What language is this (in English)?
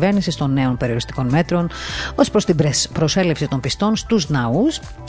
Greek